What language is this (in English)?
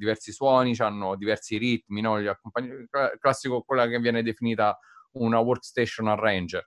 Italian